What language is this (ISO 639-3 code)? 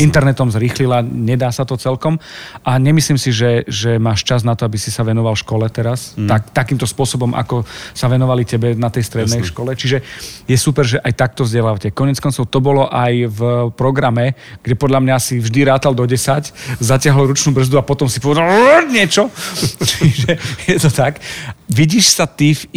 slk